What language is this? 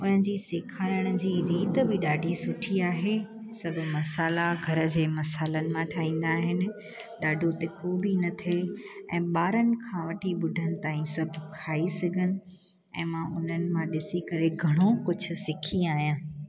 Sindhi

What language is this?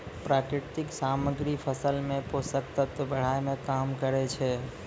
Maithili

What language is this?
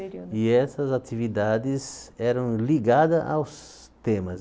Portuguese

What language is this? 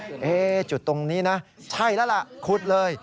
Thai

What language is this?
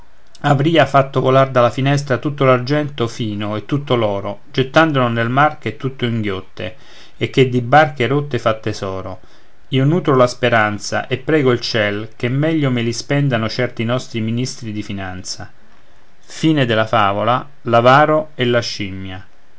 Italian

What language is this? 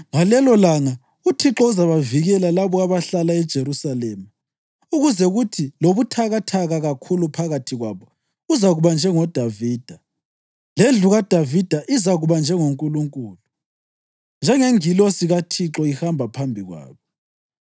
North Ndebele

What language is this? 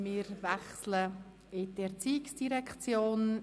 Swiss German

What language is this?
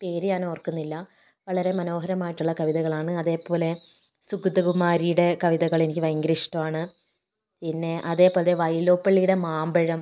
Malayalam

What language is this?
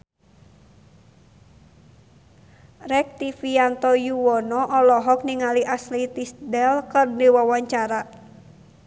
Sundanese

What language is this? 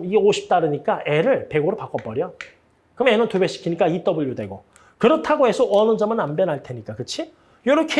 Korean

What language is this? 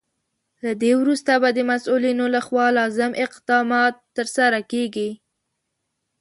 Pashto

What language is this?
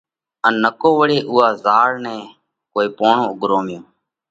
Parkari Koli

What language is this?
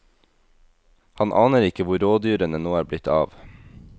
Norwegian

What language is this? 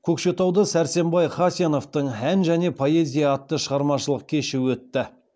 Kazakh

